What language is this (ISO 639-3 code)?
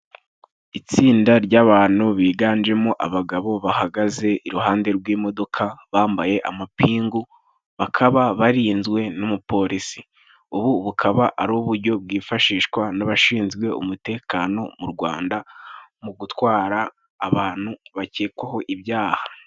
kin